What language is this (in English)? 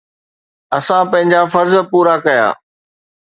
Sindhi